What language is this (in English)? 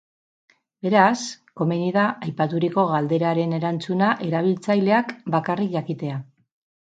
Basque